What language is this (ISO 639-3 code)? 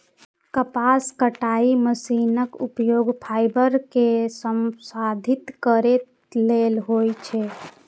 mai